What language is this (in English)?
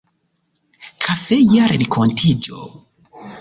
Esperanto